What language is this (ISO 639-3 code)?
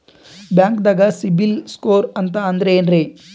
kan